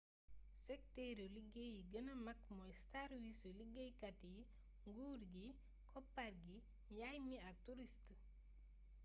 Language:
Wolof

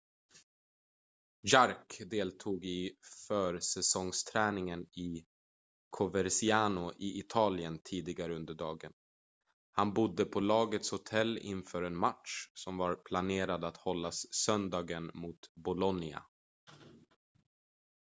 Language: Swedish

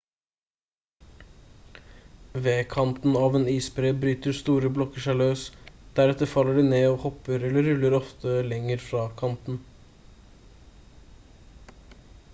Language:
Norwegian Bokmål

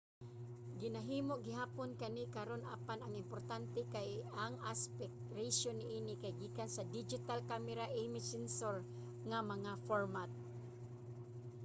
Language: Cebuano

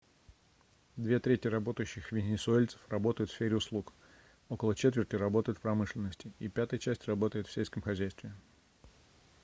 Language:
Russian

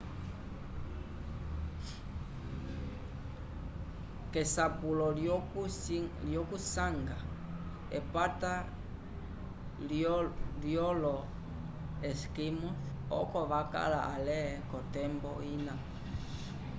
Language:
Umbundu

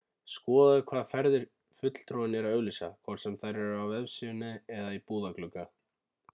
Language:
Icelandic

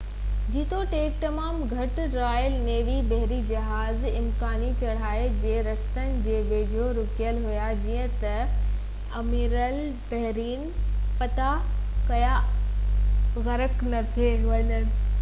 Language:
Sindhi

